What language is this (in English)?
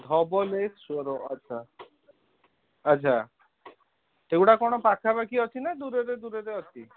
Odia